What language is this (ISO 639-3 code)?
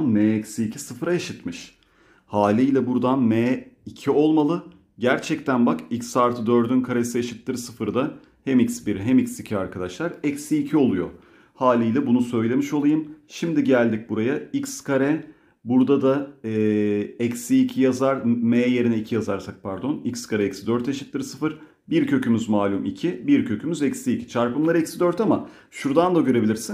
tur